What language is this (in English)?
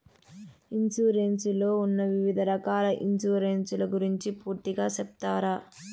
Telugu